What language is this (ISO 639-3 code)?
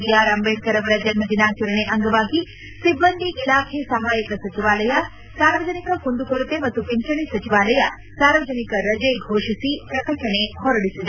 kan